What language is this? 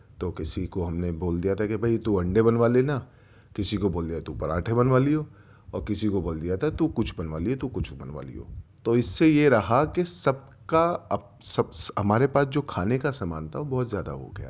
Urdu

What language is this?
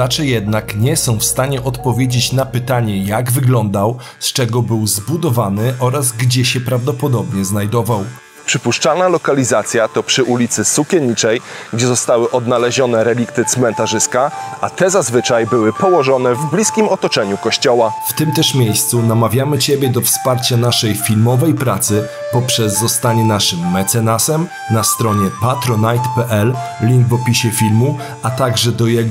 Polish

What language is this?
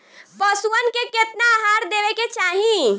Bhojpuri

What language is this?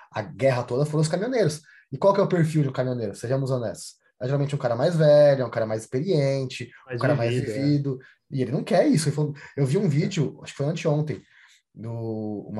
Portuguese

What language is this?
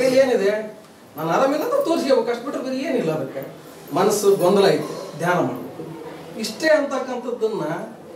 Indonesian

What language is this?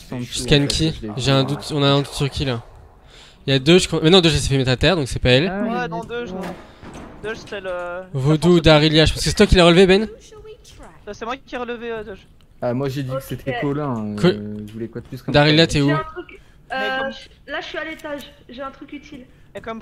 French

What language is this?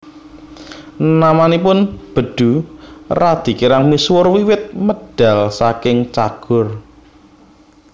Javanese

